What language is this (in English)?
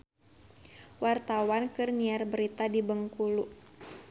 Sundanese